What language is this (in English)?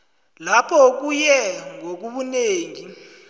South Ndebele